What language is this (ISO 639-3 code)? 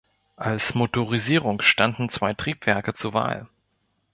deu